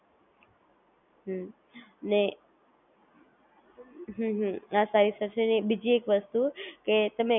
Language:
Gujarati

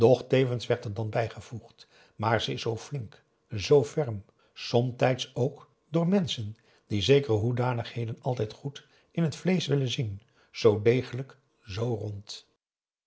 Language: Dutch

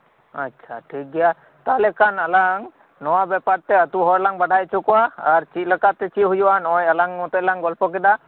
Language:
Santali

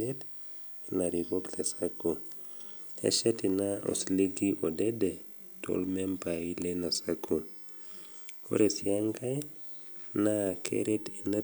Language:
Masai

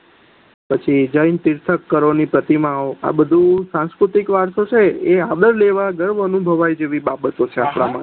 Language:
Gujarati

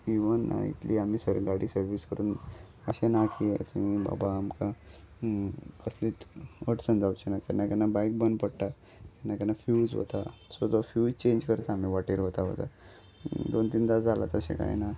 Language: Konkani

